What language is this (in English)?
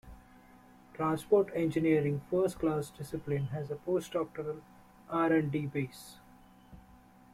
English